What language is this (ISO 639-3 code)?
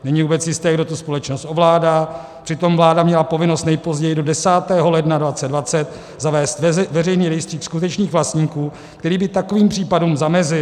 ces